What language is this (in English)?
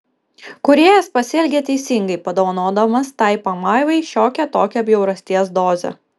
Lithuanian